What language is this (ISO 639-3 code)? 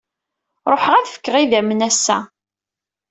kab